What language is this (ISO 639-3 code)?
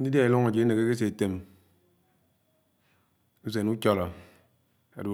anw